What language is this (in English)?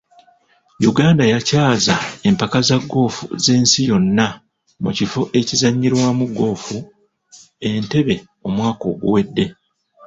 Ganda